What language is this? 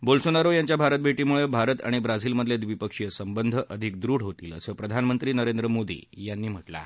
Marathi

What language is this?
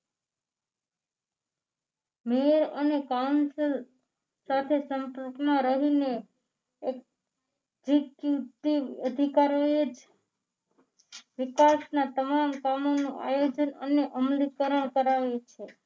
Gujarati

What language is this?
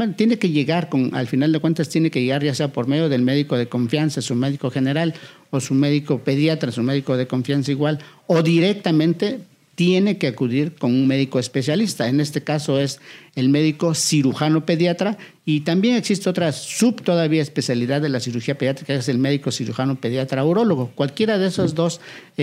Spanish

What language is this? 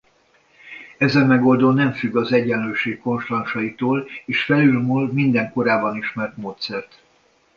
Hungarian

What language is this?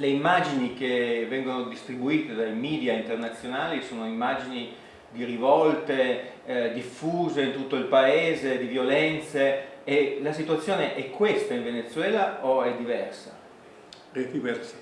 Italian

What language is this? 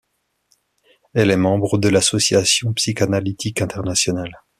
French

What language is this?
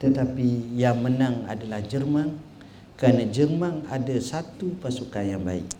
Malay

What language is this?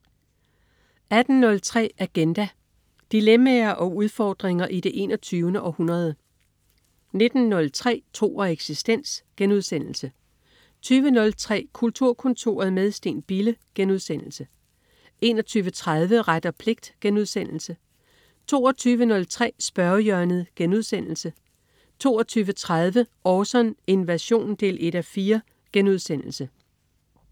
Danish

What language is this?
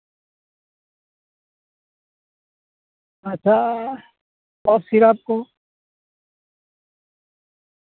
Santali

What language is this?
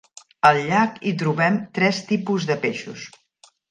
Catalan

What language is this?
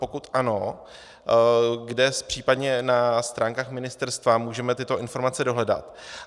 Czech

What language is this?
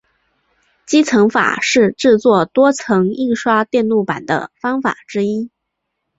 Chinese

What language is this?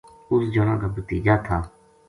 Gujari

